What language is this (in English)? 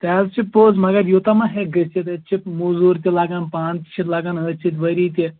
Kashmiri